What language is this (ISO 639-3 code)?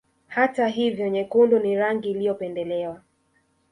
swa